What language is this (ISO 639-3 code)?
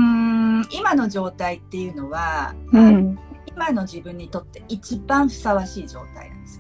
jpn